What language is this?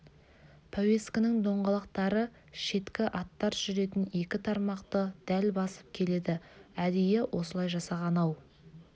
Kazakh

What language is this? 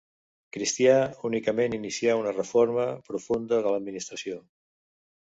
Catalan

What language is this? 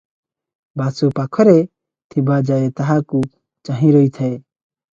Odia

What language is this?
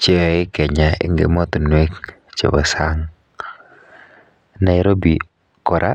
Kalenjin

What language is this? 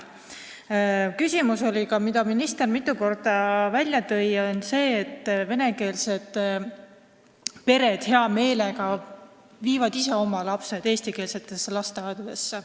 Estonian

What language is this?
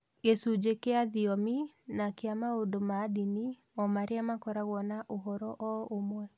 Kikuyu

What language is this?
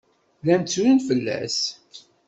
Kabyle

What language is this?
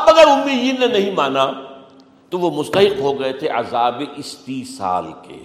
Urdu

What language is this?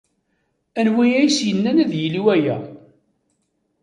Kabyle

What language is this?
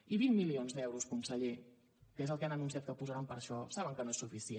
Catalan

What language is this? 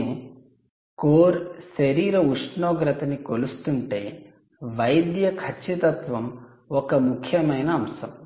Telugu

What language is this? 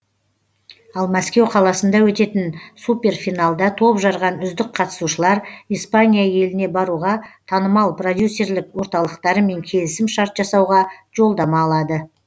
Kazakh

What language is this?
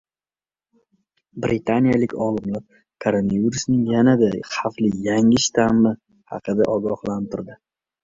Uzbek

